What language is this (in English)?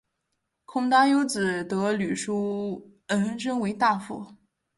Chinese